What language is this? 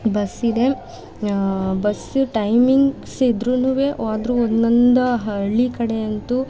Kannada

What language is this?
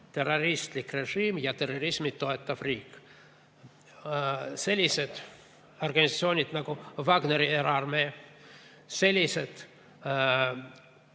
Estonian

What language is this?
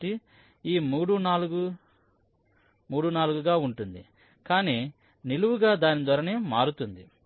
Telugu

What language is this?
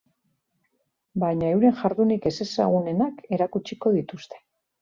Basque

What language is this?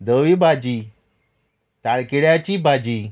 Konkani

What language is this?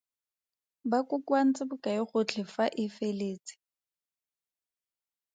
Tswana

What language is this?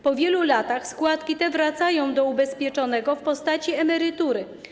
Polish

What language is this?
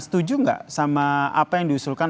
Indonesian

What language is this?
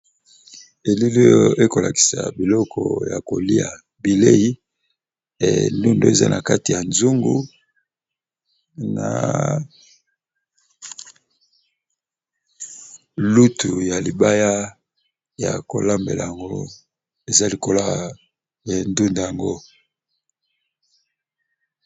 Lingala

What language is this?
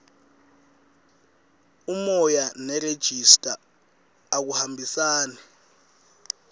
Swati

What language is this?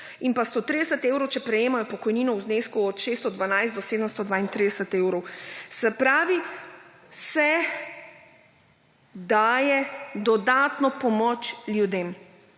Slovenian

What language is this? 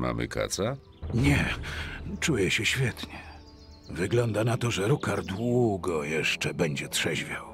Polish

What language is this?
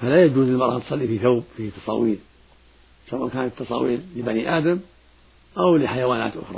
Arabic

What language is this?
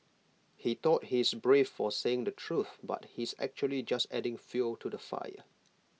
English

